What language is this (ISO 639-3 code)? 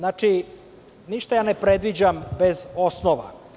srp